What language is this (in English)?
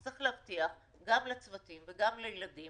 Hebrew